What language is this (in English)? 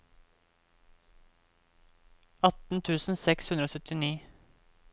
Norwegian